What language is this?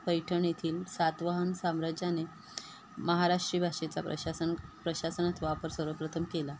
Marathi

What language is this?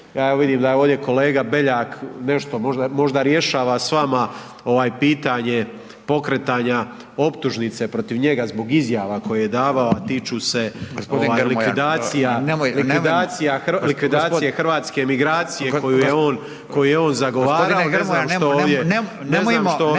Croatian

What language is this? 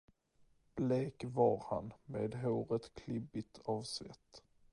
Swedish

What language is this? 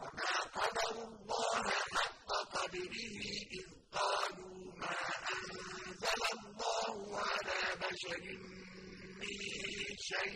Arabic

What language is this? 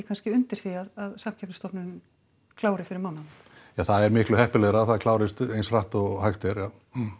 Icelandic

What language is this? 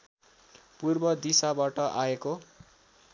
Nepali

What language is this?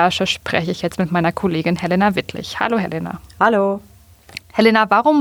German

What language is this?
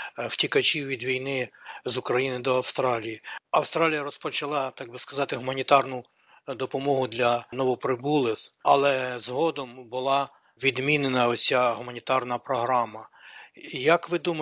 Ukrainian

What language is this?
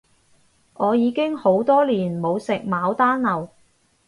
Cantonese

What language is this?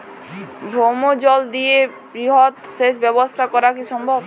Bangla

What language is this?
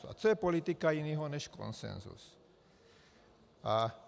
Czech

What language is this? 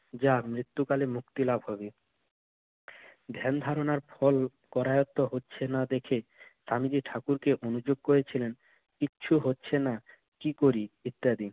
Bangla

